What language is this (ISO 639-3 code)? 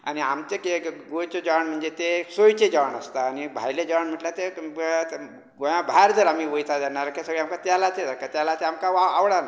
kok